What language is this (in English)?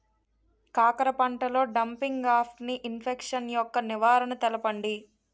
Telugu